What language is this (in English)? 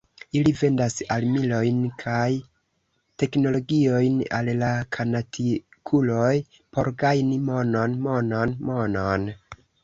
Esperanto